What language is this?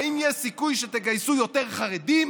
Hebrew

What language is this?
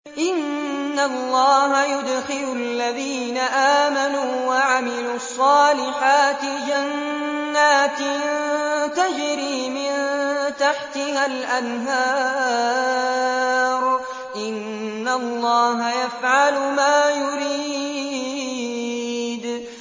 Arabic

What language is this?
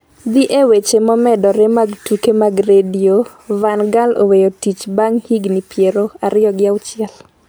Luo (Kenya and Tanzania)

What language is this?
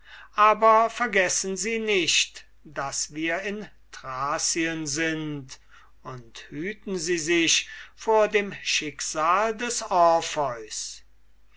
German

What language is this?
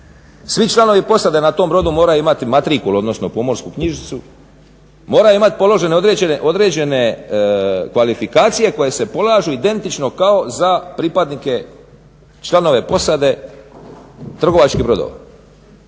Croatian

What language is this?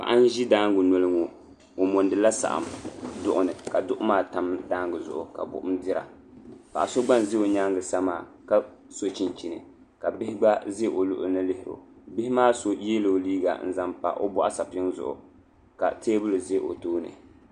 Dagbani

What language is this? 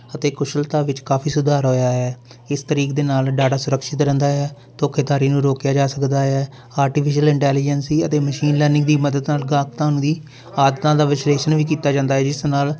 Punjabi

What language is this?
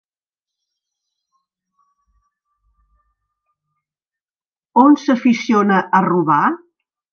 Catalan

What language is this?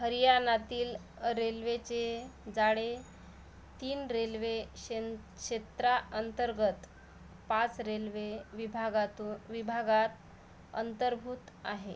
Marathi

